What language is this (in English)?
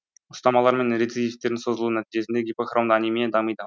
Kazakh